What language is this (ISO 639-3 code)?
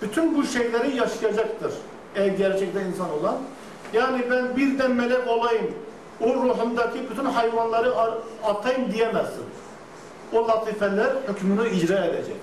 tur